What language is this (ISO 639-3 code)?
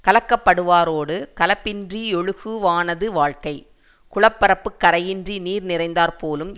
tam